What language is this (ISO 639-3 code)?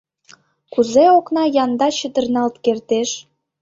chm